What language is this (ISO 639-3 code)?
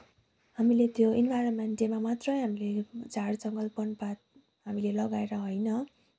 nep